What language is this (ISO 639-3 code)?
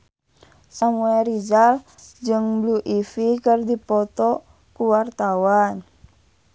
sun